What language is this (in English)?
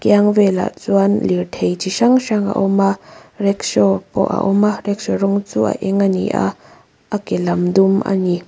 Mizo